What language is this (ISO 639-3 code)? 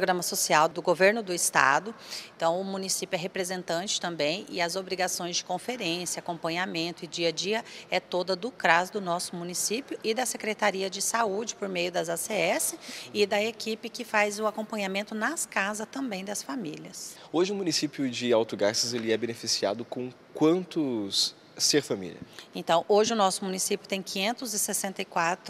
por